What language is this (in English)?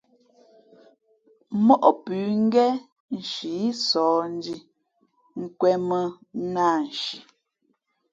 Fe'fe'